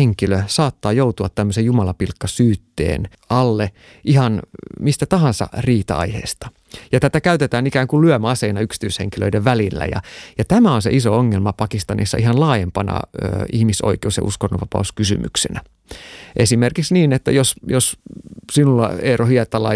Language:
Finnish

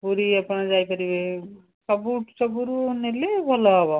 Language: Odia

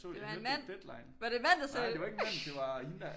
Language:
Danish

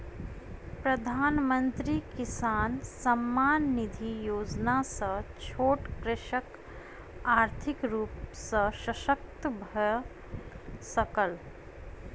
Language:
Maithili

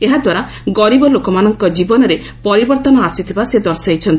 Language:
Odia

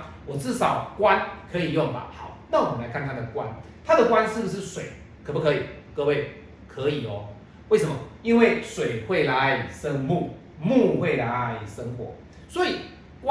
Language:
Chinese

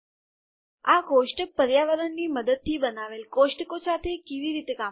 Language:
Gujarati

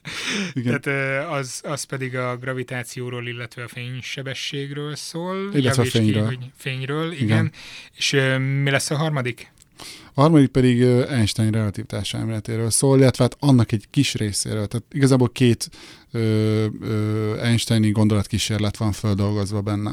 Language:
Hungarian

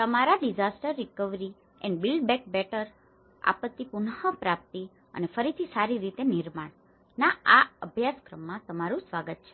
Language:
Gujarati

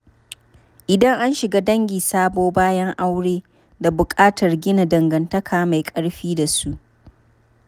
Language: Hausa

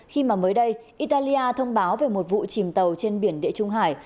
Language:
Vietnamese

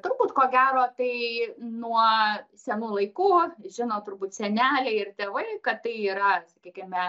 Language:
Lithuanian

